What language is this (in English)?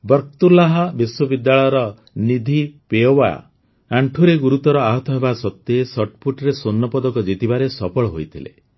Odia